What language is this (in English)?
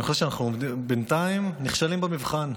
Hebrew